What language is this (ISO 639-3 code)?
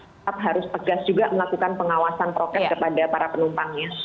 ind